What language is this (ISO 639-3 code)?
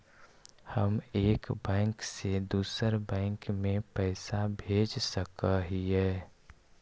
mag